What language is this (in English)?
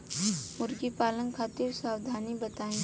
Bhojpuri